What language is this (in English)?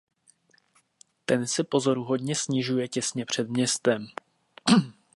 Czech